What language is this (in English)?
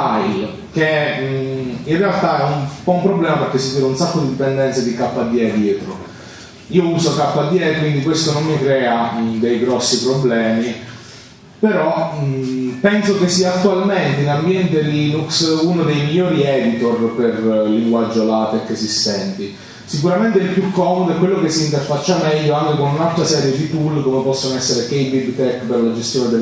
Italian